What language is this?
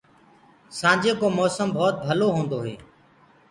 Gurgula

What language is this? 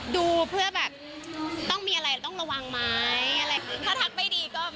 Thai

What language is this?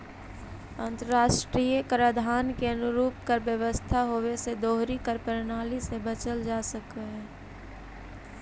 Magahi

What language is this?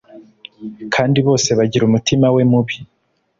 Kinyarwanda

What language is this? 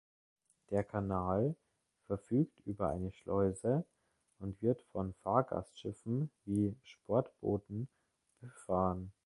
German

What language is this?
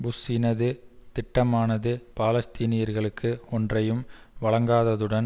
Tamil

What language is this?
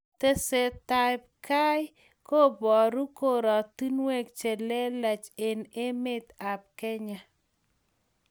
Kalenjin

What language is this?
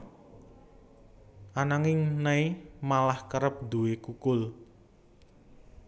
Javanese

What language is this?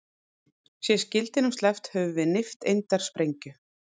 Icelandic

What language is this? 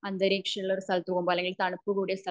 Malayalam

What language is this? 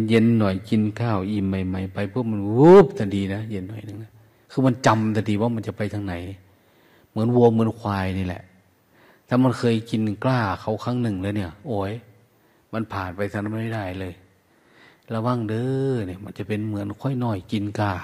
Thai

